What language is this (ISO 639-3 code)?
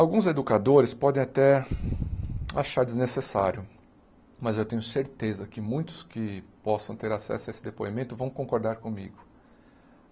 por